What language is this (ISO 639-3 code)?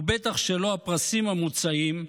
heb